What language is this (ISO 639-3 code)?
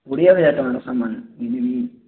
ori